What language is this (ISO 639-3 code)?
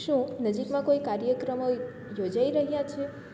guj